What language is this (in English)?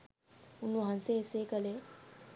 Sinhala